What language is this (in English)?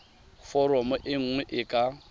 Tswana